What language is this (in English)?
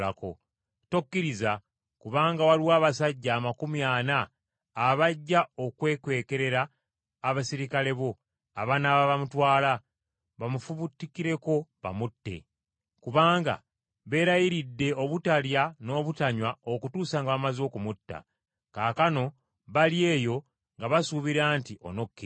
Ganda